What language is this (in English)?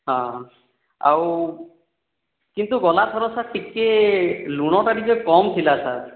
Odia